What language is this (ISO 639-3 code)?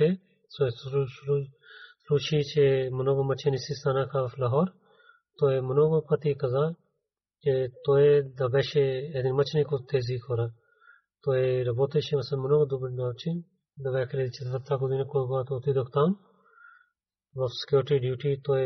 bul